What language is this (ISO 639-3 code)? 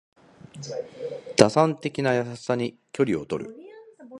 jpn